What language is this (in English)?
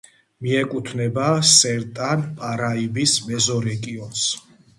Georgian